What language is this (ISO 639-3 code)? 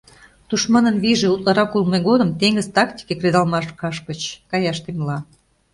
chm